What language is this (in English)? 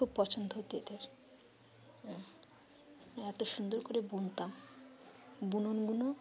Bangla